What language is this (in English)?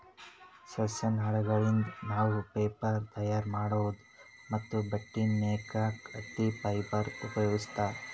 Kannada